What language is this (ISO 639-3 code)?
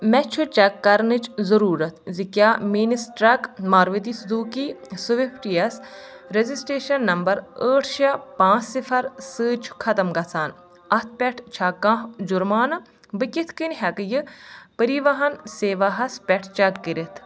kas